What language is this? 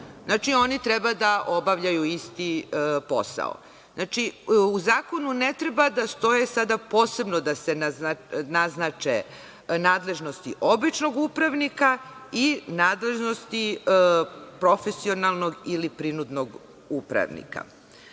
Serbian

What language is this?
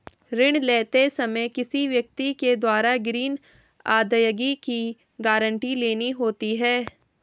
Hindi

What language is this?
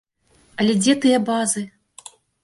Belarusian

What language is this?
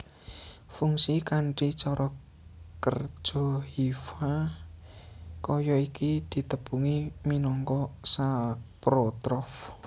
Javanese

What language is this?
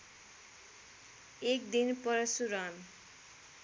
Nepali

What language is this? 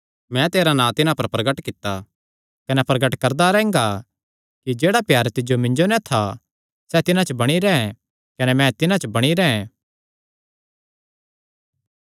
Kangri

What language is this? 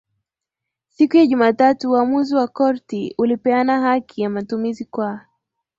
Swahili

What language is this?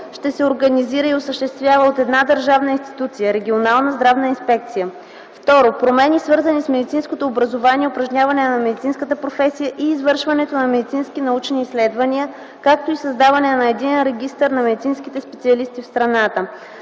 Bulgarian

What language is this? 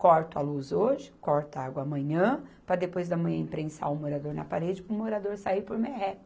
Portuguese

